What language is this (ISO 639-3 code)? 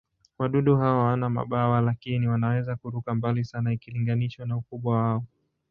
swa